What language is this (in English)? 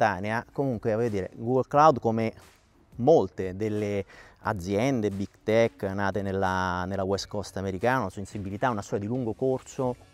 Italian